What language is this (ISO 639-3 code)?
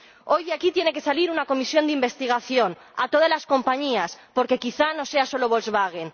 spa